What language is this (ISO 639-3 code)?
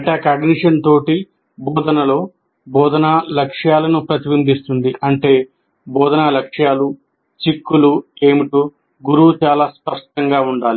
tel